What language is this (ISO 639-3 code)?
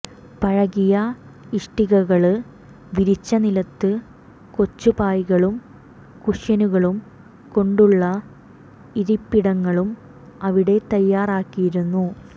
mal